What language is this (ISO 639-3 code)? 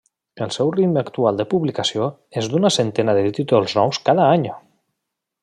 cat